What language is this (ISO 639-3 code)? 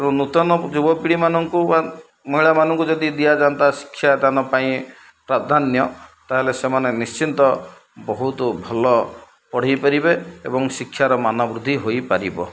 ori